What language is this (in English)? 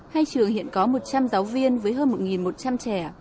Vietnamese